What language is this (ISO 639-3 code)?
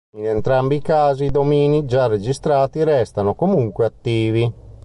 ita